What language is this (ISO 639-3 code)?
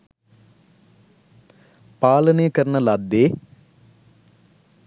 sin